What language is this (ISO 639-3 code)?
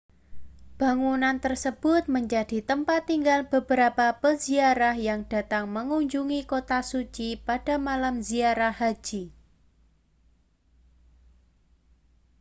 ind